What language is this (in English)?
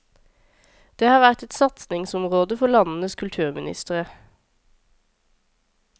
Norwegian